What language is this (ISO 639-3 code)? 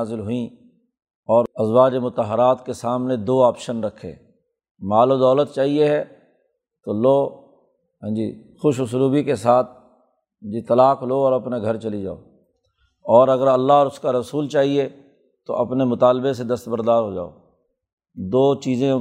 urd